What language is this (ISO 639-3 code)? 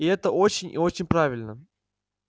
rus